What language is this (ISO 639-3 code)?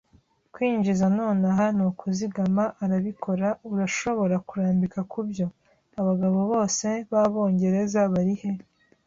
kin